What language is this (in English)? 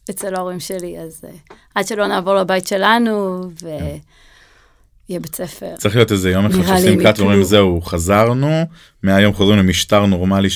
Hebrew